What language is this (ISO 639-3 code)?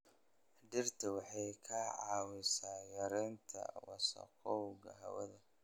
som